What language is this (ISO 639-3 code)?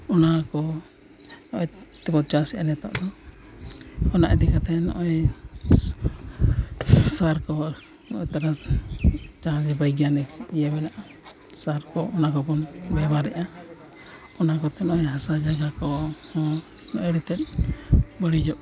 sat